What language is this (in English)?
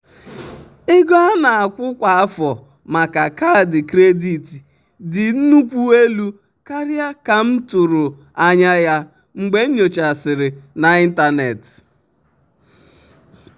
Igbo